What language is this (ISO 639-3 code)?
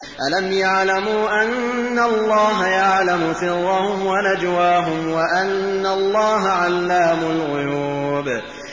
ara